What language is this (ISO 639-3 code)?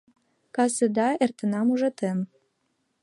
chm